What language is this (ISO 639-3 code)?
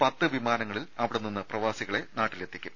mal